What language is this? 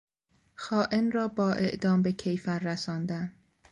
Persian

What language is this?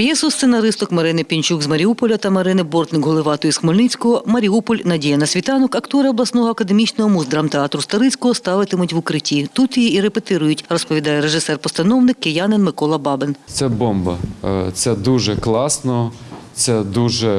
Ukrainian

